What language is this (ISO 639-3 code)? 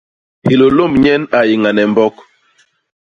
bas